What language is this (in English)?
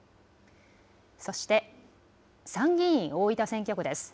Japanese